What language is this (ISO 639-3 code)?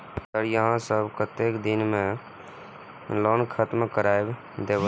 mai